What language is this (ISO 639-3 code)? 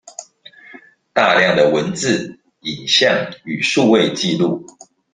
zho